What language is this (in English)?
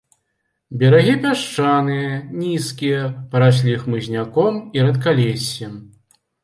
Belarusian